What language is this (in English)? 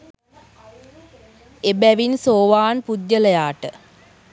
Sinhala